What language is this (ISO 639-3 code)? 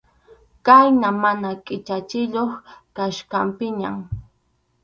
qxu